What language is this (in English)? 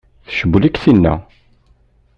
Kabyle